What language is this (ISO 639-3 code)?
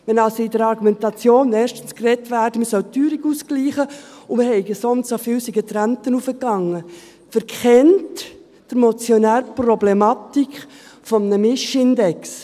gsw